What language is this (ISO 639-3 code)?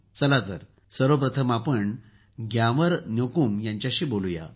mar